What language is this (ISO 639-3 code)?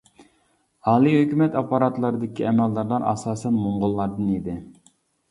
uig